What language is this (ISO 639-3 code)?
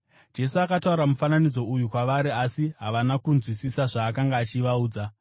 sna